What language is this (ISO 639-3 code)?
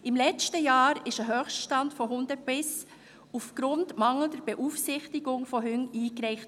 gsw